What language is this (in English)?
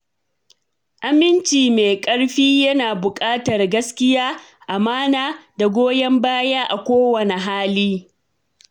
Hausa